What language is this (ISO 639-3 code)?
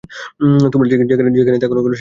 ben